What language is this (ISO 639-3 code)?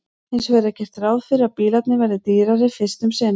isl